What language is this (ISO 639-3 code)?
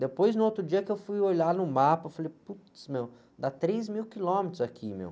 por